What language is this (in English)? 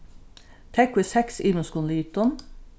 Faroese